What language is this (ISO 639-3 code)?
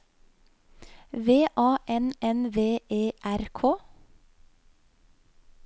nor